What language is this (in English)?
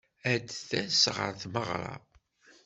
Kabyle